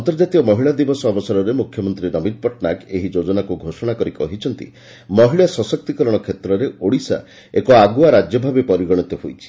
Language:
Odia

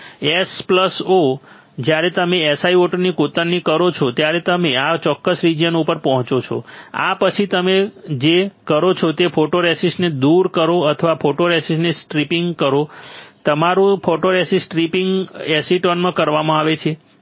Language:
Gujarati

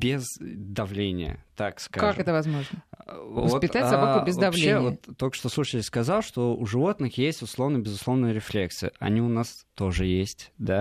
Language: Russian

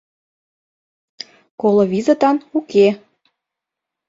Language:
Mari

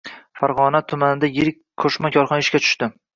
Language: Uzbek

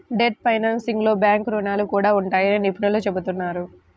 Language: Telugu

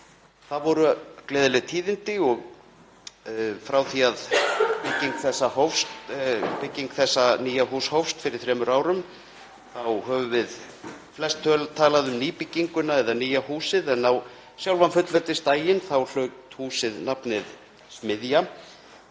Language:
Icelandic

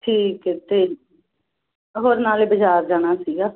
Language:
Punjabi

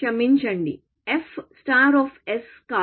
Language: Telugu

